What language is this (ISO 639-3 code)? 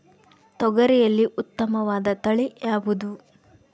kan